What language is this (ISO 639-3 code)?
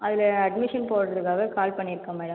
tam